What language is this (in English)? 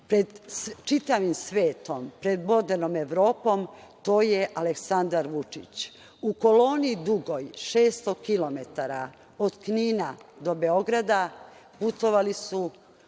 Serbian